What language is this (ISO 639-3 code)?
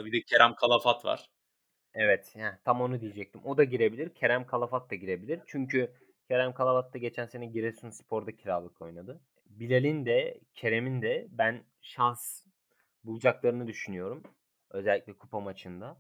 tur